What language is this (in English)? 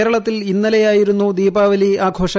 Malayalam